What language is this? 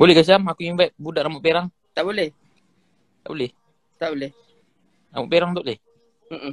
Malay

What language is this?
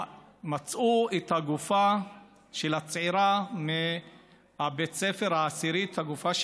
Hebrew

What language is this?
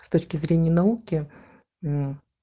Russian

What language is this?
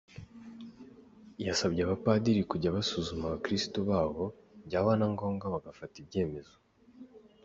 Kinyarwanda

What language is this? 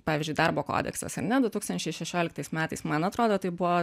Lithuanian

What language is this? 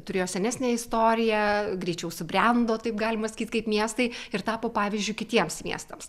Lithuanian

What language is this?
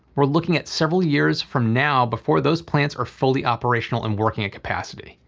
English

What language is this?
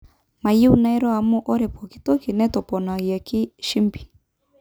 Masai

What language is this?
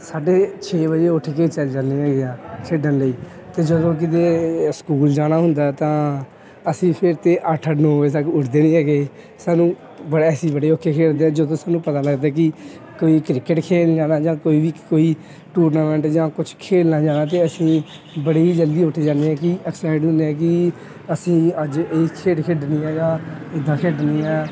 Punjabi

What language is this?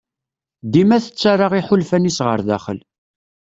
Kabyle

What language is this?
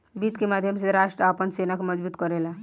Bhojpuri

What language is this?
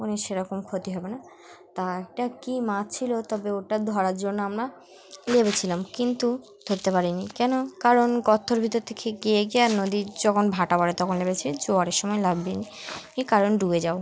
Bangla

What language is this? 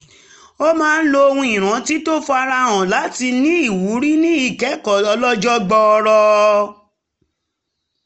Yoruba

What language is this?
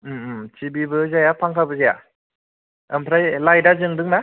Bodo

